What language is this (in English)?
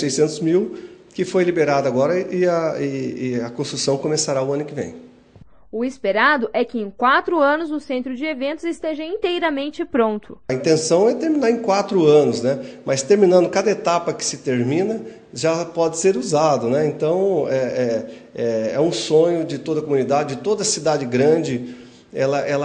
Portuguese